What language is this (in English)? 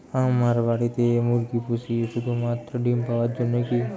Bangla